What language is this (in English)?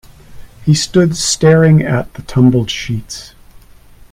English